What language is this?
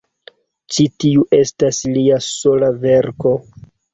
Esperanto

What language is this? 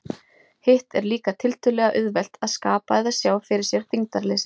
Icelandic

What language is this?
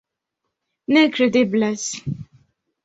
Esperanto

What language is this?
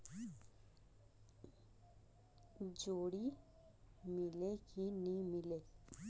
Chhattisgarhi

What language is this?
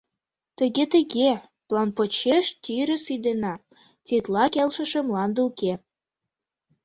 Mari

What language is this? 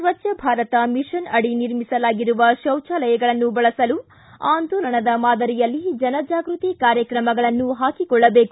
Kannada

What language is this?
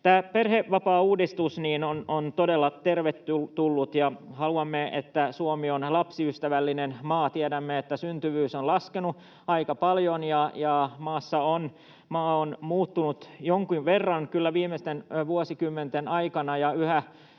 Finnish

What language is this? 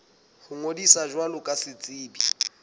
Southern Sotho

